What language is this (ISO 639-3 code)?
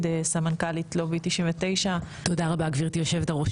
heb